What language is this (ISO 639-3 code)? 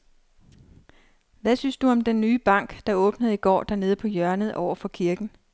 dan